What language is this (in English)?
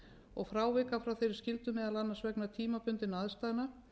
Icelandic